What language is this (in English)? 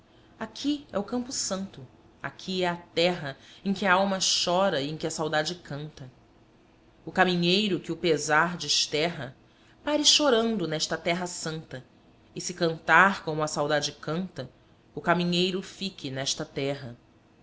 Portuguese